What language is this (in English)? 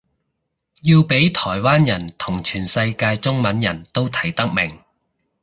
Cantonese